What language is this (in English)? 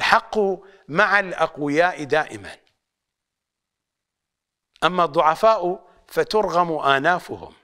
Arabic